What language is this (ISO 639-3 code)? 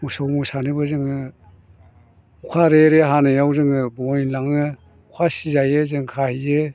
brx